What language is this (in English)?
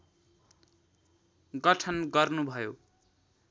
Nepali